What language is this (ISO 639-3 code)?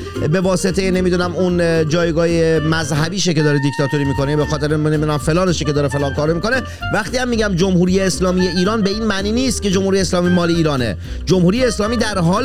fas